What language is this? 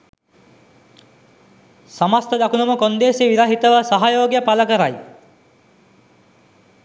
Sinhala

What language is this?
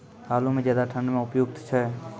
Maithili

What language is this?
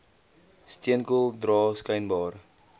Afrikaans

